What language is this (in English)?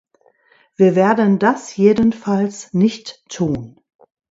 German